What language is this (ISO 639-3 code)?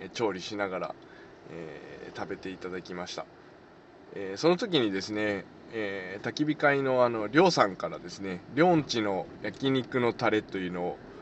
jpn